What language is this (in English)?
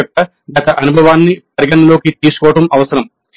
Telugu